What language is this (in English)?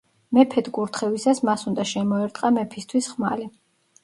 Georgian